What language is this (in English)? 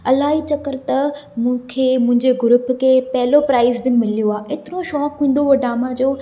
Sindhi